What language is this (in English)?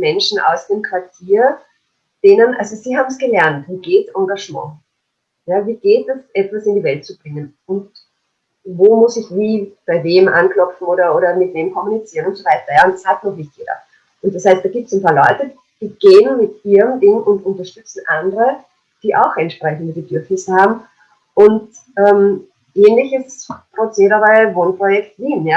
German